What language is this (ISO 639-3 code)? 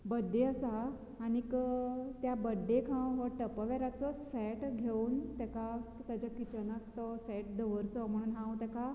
kok